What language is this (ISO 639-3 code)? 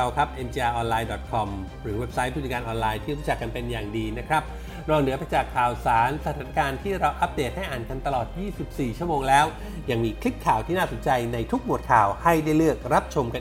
tha